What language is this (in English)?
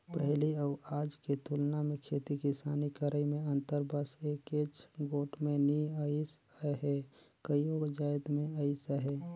Chhattisgarhi